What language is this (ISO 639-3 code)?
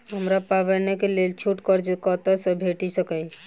mai